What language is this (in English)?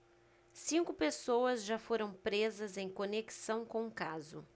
Portuguese